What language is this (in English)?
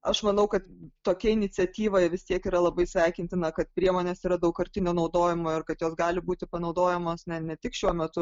Lithuanian